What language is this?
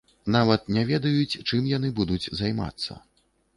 Belarusian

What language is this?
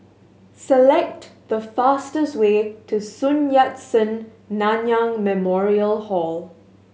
English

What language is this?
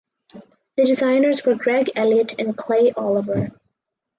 English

